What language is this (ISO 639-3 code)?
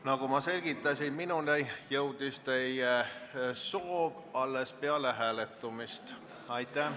est